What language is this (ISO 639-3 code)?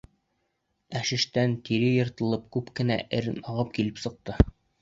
bak